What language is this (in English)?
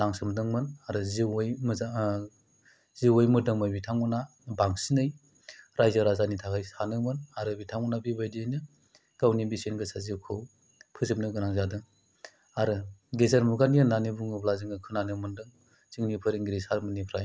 Bodo